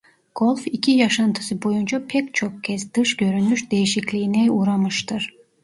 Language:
Turkish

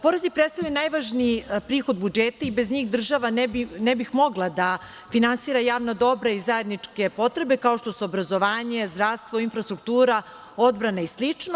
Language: Serbian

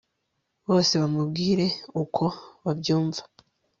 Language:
Kinyarwanda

